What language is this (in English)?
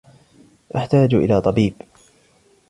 Arabic